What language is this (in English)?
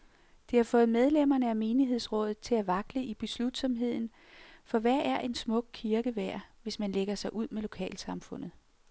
Danish